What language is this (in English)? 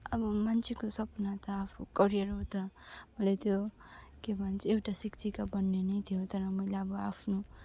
Nepali